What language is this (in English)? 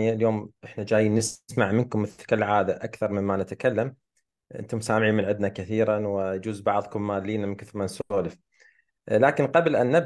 Arabic